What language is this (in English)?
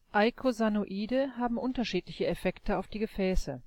German